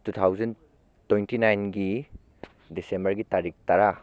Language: Manipuri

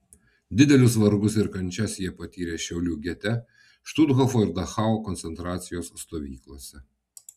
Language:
Lithuanian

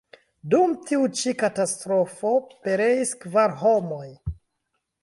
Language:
Esperanto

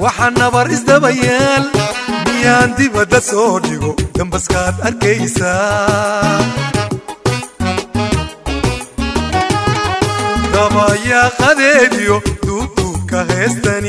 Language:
Arabic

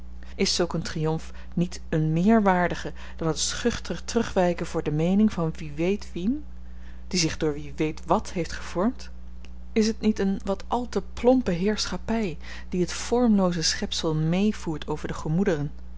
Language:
Dutch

